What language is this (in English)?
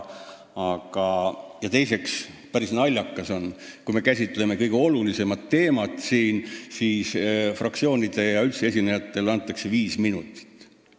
Estonian